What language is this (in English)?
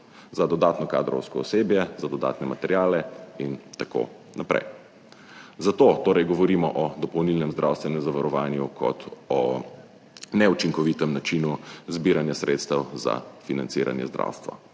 Slovenian